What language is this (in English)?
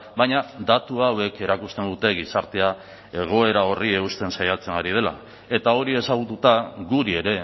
Basque